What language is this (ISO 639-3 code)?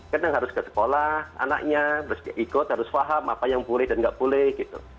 ind